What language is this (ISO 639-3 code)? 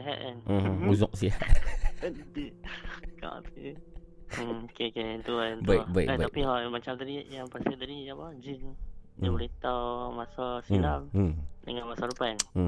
msa